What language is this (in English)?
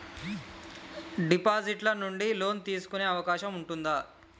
Telugu